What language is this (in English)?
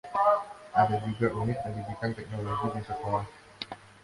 Indonesian